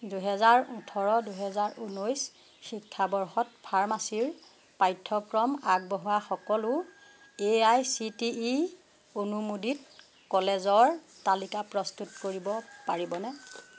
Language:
Assamese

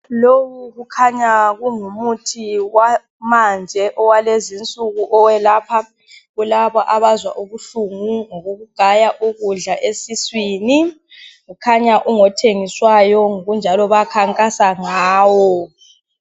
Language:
North Ndebele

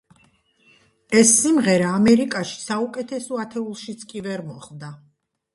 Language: Georgian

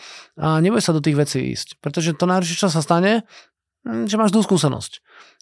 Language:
Slovak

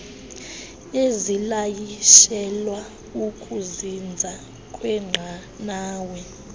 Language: Xhosa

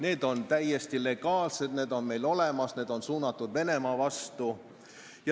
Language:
Estonian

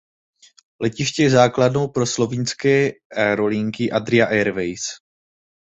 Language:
Czech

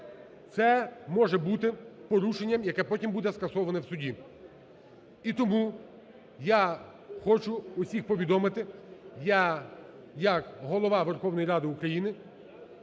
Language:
Ukrainian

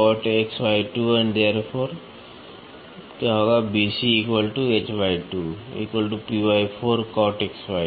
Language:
Hindi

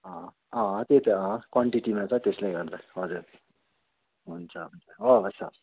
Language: Nepali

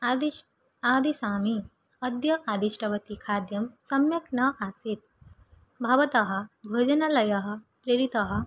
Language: Sanskrit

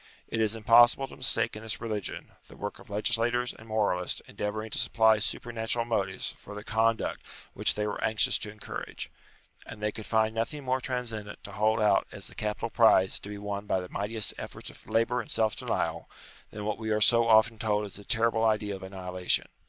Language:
English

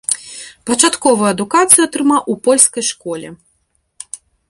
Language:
Belarusian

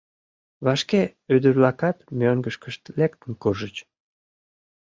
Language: Mari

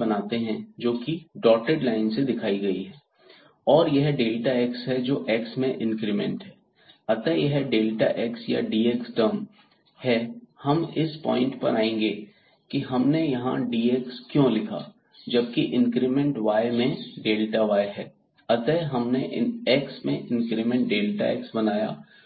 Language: Hindi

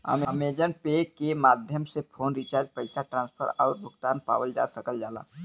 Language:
Bhojpuri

